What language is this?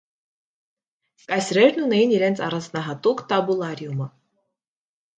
Armenian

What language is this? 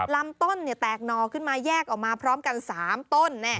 Thai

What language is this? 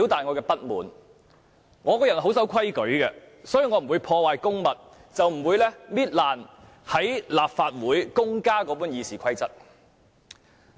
Cantonese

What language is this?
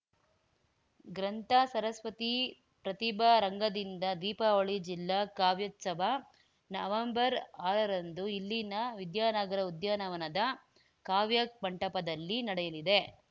Kannada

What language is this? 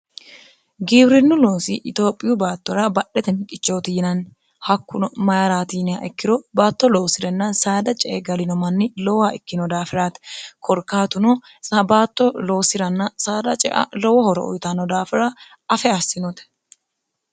Sidamo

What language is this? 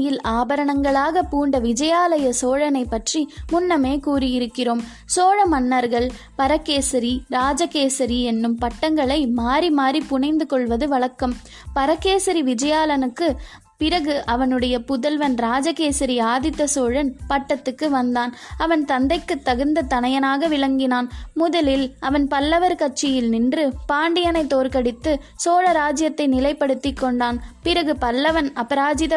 Tamil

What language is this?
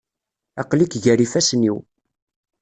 Kabyle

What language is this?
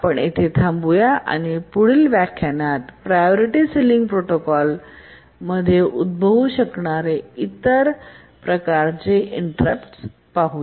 Marathi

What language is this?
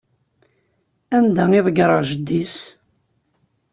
Kabyle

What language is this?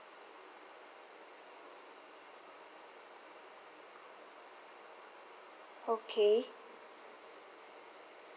English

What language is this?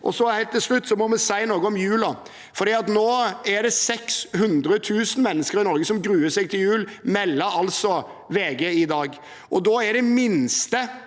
Norwegian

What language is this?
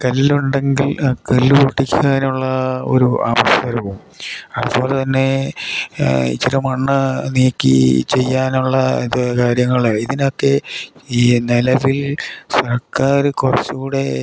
Malayalam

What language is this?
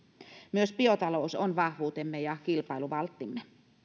Finnish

